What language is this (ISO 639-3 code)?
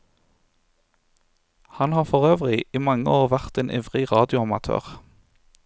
nor